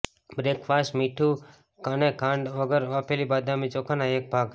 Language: Gujarati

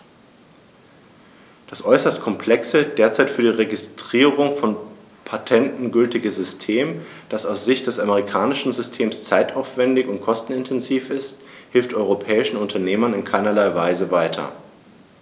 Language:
German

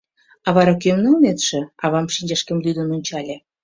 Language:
Mari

